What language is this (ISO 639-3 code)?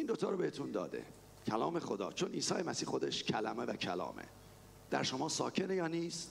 fas